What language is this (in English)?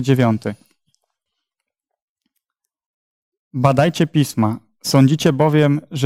Polish